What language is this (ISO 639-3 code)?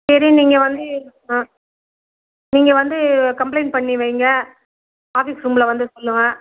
tam